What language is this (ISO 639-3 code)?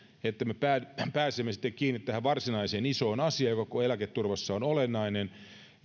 fin